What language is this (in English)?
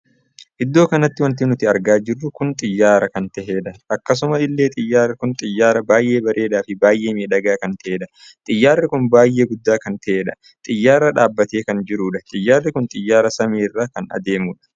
Oromo